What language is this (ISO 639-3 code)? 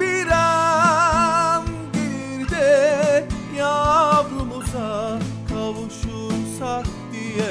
tur